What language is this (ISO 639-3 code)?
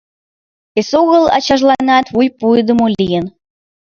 chm